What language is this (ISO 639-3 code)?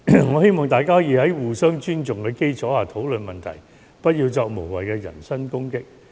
yue